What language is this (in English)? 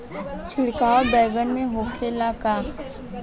Bhojpuri